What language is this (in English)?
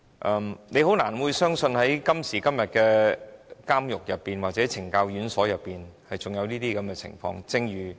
Cantonese